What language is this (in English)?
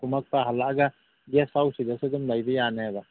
Manipuri